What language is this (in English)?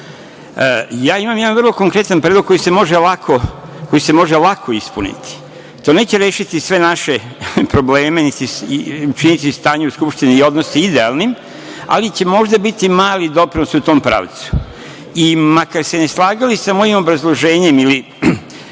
Serbian